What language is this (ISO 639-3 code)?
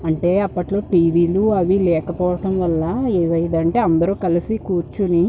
tel